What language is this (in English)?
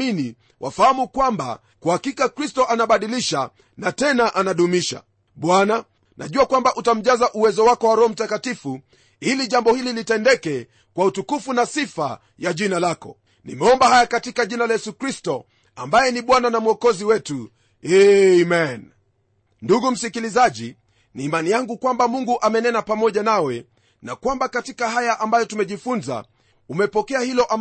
Swahili